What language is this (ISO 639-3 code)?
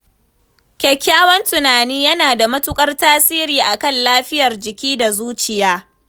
hau